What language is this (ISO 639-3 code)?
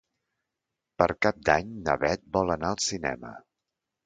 cat